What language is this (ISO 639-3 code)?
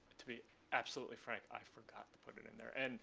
eng